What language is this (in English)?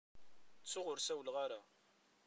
Kabyle